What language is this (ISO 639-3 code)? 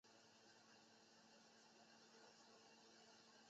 zho